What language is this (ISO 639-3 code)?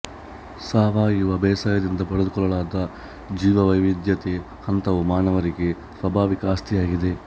kan